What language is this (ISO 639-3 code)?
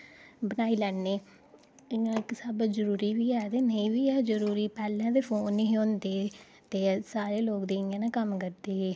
doi